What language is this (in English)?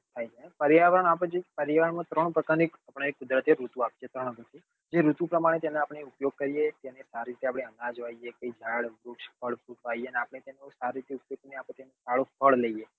Gujarati